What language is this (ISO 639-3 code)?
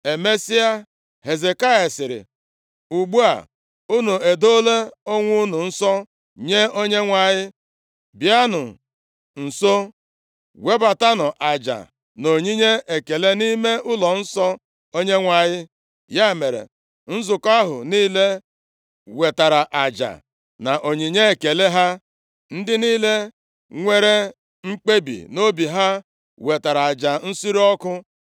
ibo